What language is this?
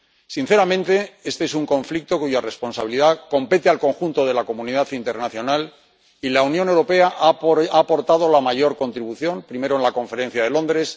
Spanish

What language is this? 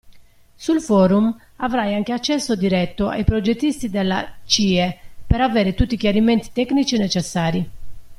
Italian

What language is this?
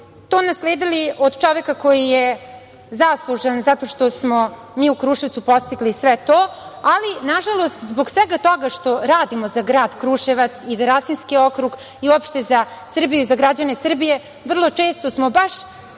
Serbian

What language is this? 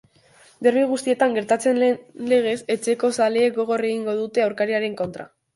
Basque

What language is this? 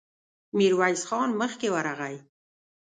Pashto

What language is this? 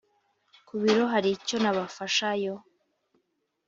Kinyarwanda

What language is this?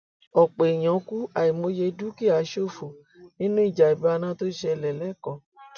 Yoruba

